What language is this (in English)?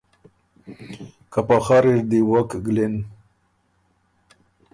Ormuri